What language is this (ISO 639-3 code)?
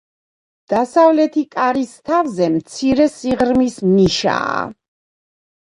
kat